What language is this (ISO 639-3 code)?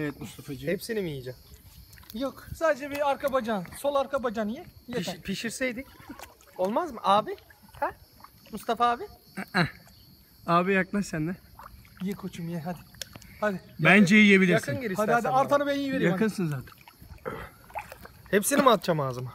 tur